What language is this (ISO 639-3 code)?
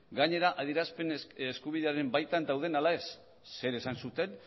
eus